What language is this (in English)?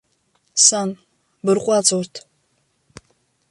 Abkhazian